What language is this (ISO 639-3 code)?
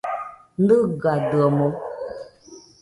hux